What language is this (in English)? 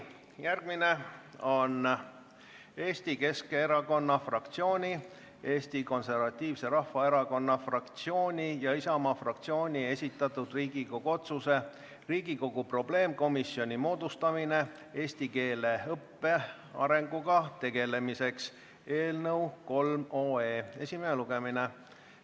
Estonian